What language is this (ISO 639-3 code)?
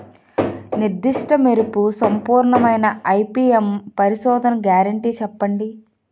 tel